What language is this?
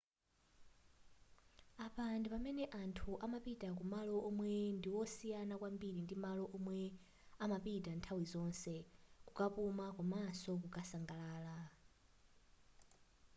Nyanja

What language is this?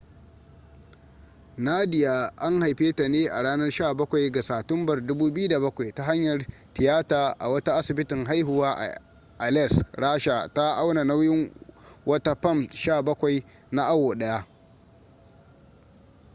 Hausa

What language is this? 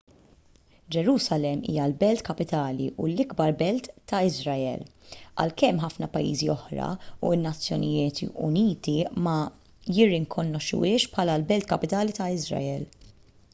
Maltese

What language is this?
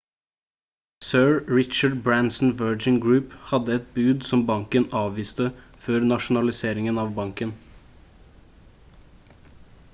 Norwegian Bokmål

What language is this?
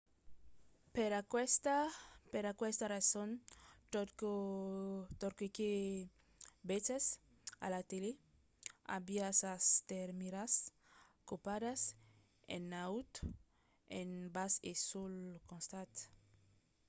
Occitan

